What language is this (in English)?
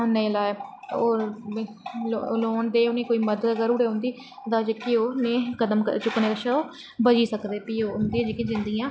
Dogri